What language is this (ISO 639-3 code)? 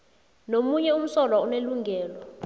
nbl